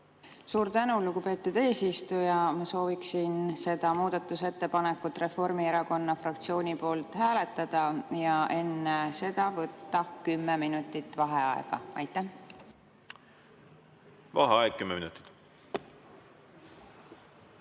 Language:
Estonian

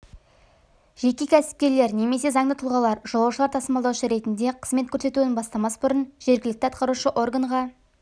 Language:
Kazakh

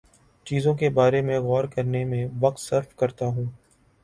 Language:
Urdu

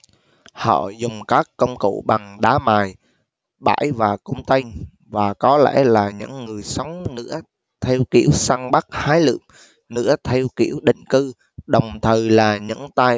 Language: Vietnamese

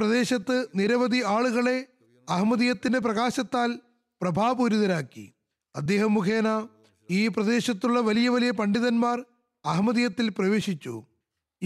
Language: Malayalam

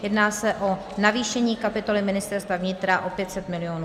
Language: Czech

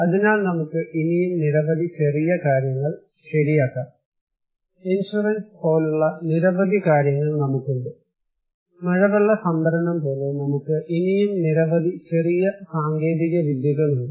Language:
Malayalam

